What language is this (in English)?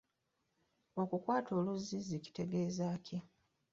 Ganda